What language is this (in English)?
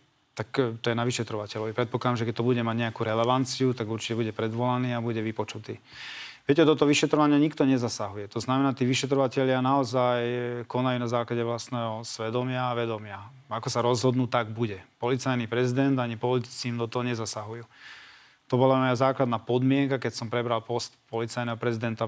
Slovak